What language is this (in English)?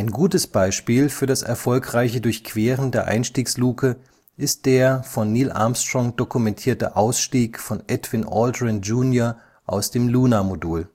German